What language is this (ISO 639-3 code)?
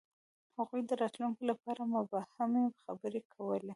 pus